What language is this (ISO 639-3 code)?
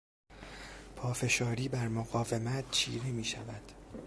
fas